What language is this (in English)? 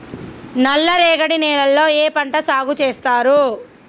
Telugu